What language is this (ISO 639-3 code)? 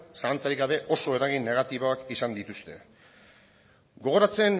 eus